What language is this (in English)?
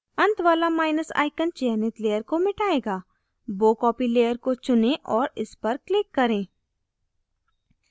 Hindi